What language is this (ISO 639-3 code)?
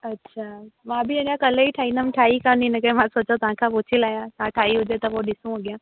snd